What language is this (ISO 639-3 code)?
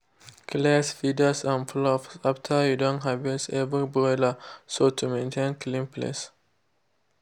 pcm